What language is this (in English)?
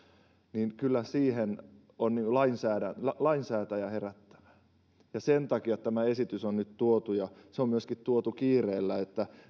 Finnish